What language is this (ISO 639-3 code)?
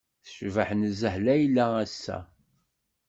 kab